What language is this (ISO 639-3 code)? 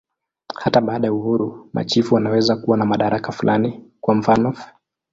swa